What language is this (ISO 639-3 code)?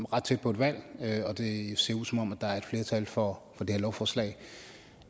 dan